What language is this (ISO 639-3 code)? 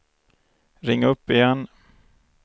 swe